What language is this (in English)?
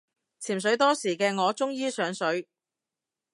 Cantonese